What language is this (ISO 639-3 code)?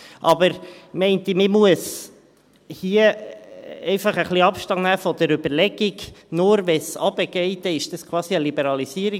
gsw